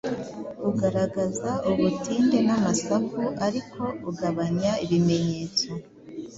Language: Kinyarwanda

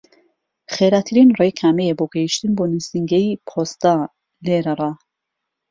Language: Central Kurdish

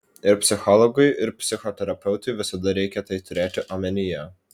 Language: Lithuanian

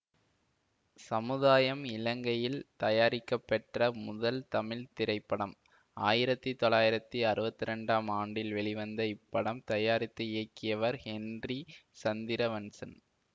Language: Tamil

